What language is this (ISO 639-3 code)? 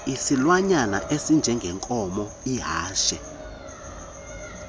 xho